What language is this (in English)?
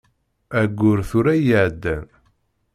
Kabyle